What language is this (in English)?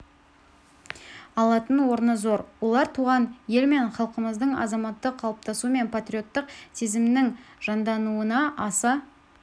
Kazakh